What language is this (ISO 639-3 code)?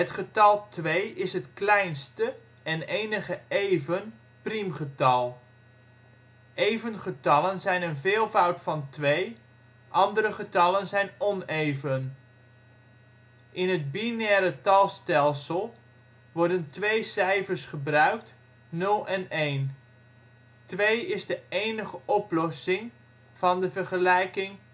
nld